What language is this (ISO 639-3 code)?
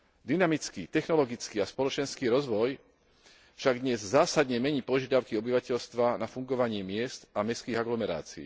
slk